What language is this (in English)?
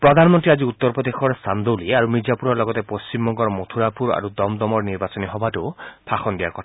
Assamese